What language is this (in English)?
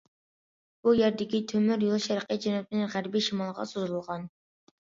Uyghur